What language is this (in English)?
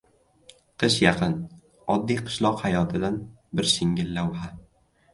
Uzbek